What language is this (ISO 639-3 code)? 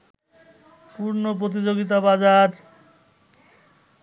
ben